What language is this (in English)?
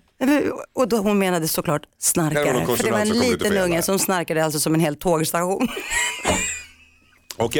Swedish